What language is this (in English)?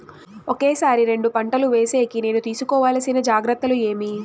Telugu